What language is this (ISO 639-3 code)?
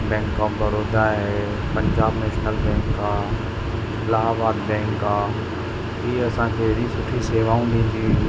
snd